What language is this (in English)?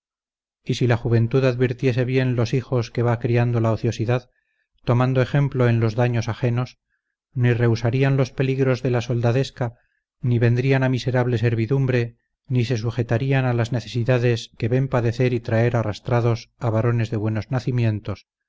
Spanish